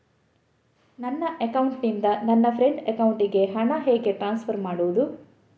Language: Kannada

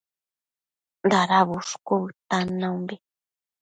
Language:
Matsés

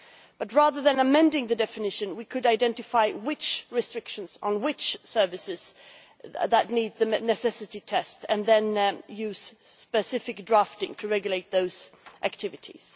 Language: English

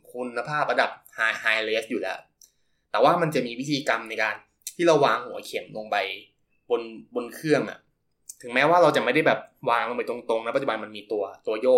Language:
Thai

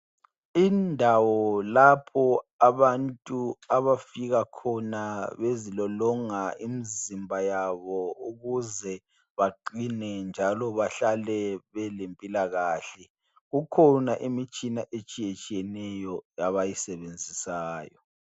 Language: North Ndebele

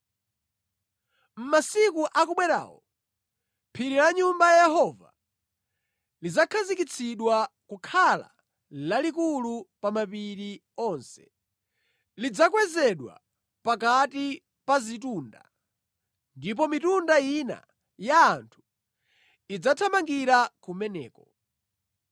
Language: Nyanja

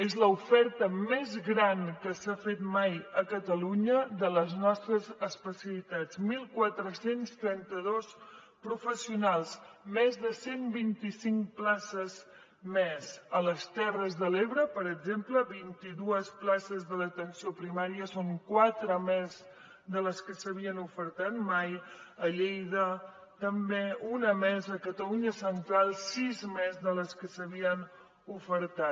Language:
Catalan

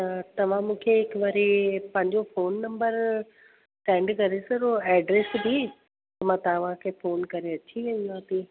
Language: Sindhi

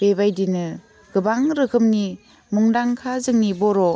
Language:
Bodo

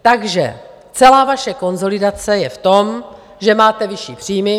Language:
Czech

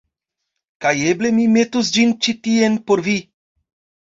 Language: Esperanto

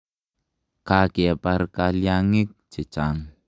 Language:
Kalenjin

